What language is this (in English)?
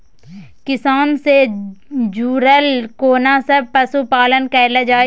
Maithili